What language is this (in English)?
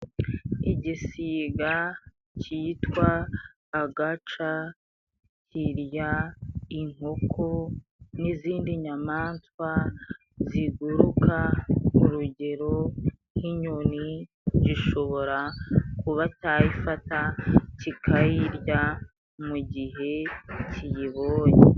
Kinyarwanda